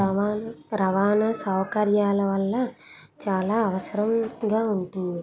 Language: Telugu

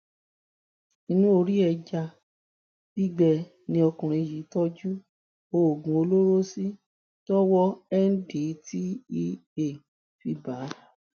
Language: Yoruba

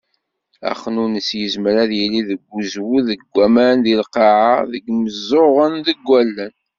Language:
Kabyle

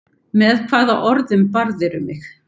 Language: Icelandic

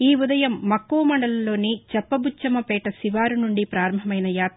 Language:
Telugu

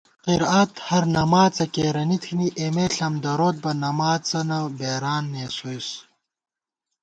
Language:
Gawar-Bati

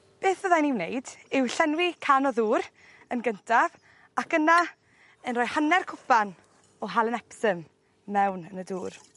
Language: Welsh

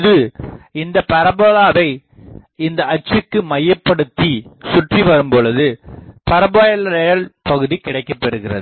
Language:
Tamil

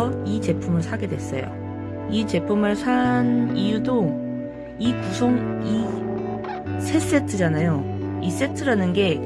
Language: Korean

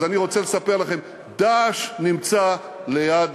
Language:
Hebrew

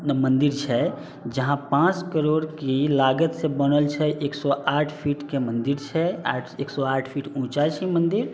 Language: Maithili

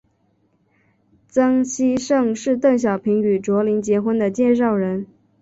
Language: Chinese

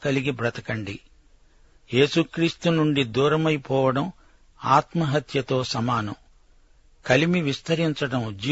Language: Telugu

